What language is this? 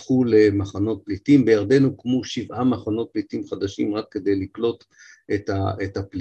Hebrew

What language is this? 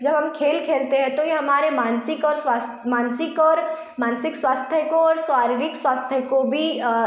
Hindi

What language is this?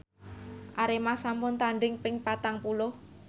Javanese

